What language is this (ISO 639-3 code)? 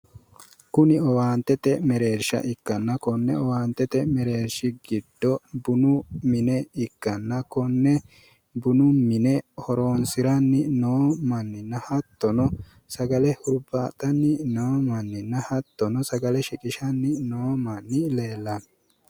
sid